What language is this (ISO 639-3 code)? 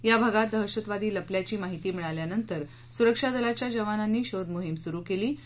mar